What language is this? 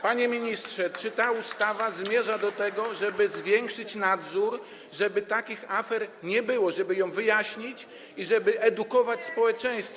Polish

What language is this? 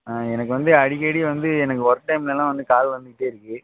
Tamil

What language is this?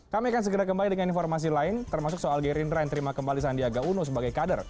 Indonesian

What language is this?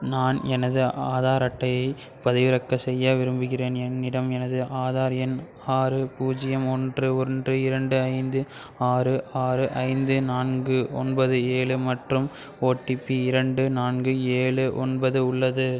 Tamil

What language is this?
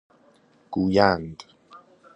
Persian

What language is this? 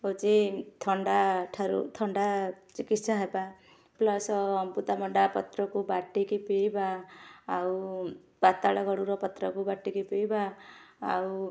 Odia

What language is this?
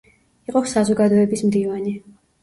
Georgian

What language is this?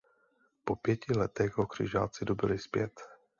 Czech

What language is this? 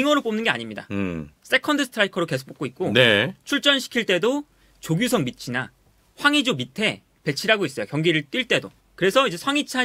Korean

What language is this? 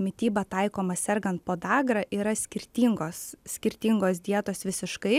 Lithuanian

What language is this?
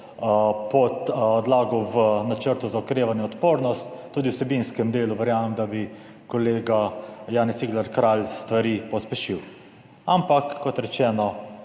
Slovenian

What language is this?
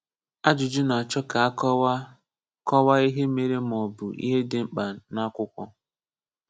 Igbo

